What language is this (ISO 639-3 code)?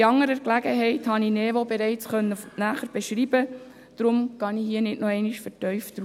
gsw